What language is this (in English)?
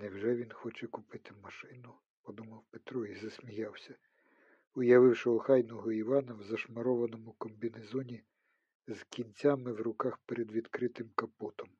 Ukrainian